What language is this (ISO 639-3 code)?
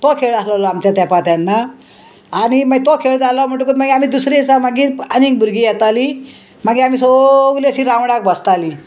kok